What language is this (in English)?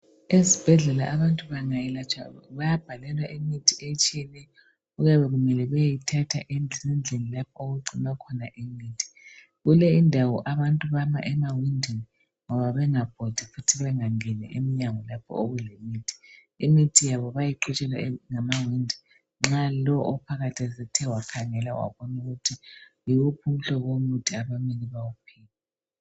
North Ndebele